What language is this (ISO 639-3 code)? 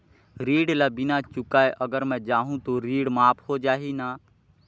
hne